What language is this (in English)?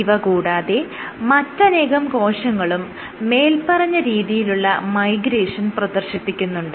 Malayalam